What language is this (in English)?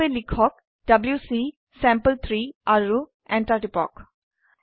Assamese